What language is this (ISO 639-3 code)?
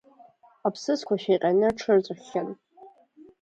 abk